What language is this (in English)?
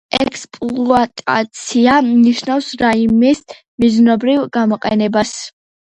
Georgian